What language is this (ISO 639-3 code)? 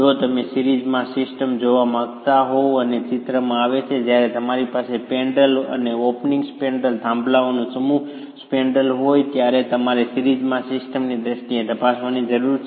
guj